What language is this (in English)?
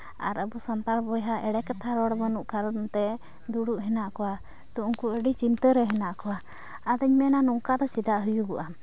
Santali